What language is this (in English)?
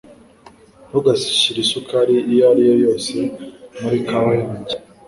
Kinyarwanda